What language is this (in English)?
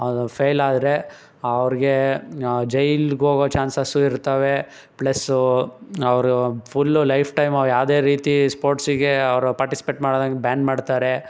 Kannada